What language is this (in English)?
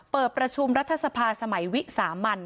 Thai